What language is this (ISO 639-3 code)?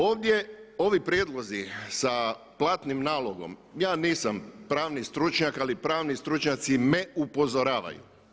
hrv